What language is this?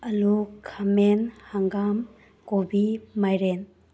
Manipuri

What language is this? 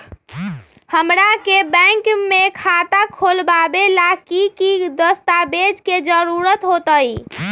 Magahi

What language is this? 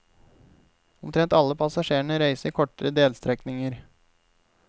Norwegian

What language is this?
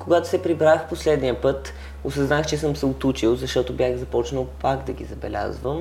Bulgarian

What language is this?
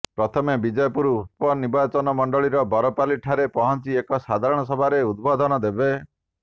Odia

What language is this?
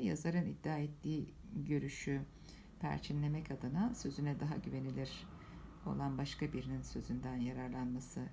Turkish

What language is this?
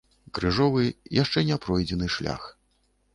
Belarusian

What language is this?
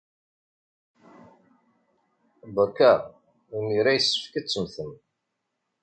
Kabyle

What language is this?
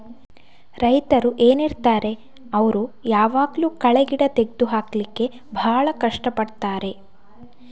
Kannada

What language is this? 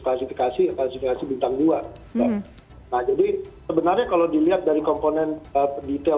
Indonesian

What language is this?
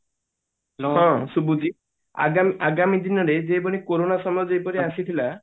Odia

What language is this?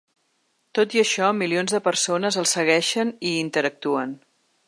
Catalan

